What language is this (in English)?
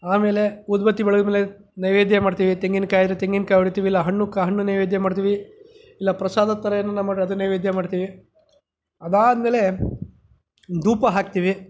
Kannada